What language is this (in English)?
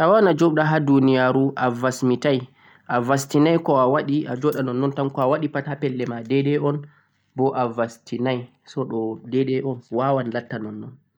Central-Eastern Niger Fulfulde